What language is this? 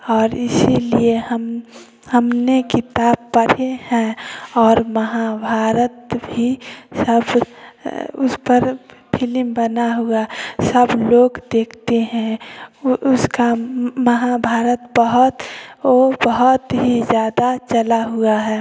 Hindi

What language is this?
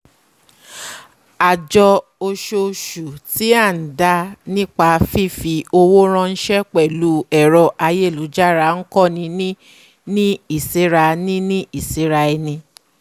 Yoruba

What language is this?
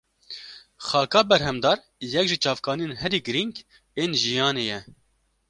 Kurdish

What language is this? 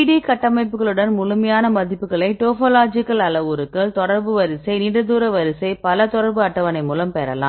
Tamil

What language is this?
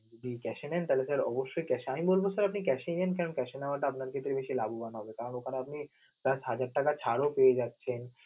Bangla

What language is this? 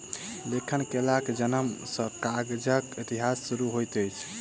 Maithili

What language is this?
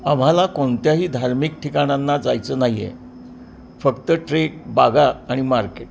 Marathi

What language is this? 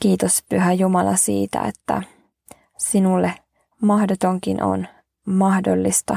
Finnish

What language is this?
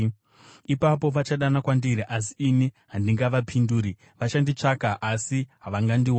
Shona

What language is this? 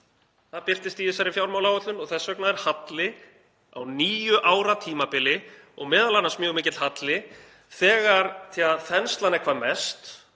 Icelandic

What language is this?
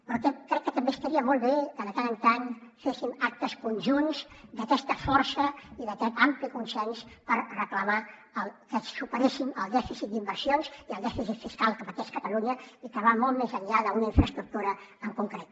Catalan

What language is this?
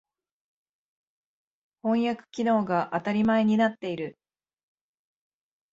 Japanese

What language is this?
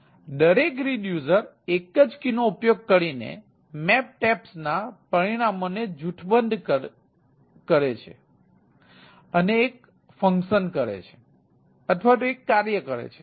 Gujarati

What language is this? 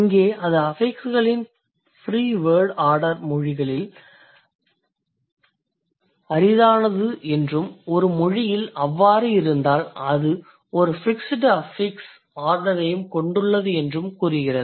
Tamil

